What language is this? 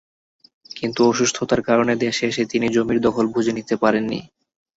Bangla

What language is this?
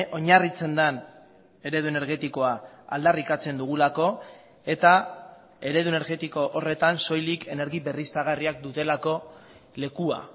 Basque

